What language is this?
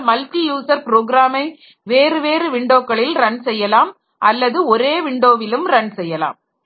Tamil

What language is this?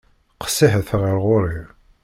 Kabyle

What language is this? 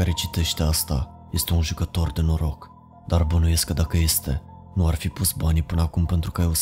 Romanian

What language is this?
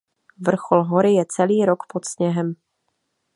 Czech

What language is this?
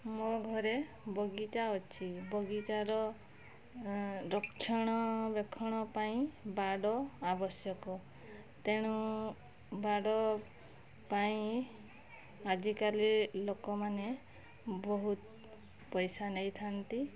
Odia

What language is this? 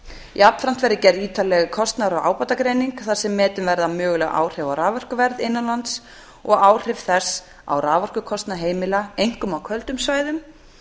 Icelandic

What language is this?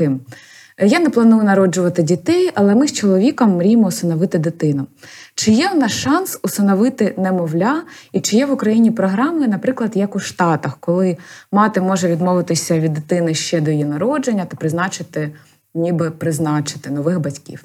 Ukrainian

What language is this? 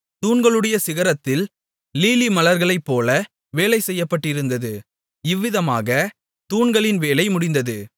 Tamil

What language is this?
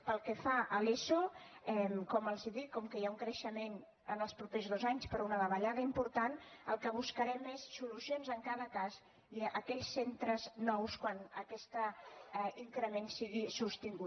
Catalan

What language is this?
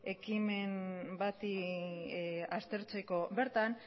Basque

